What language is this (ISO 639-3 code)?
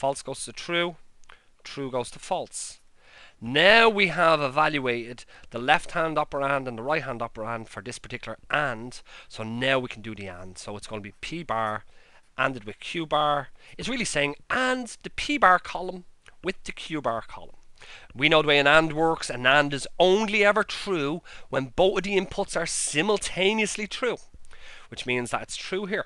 eng